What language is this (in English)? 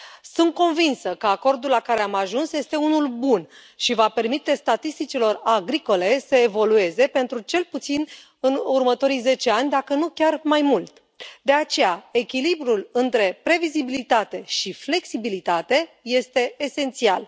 Romanian